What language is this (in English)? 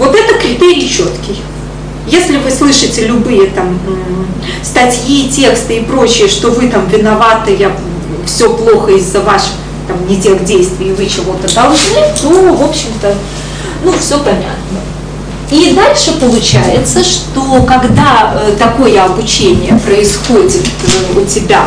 Russian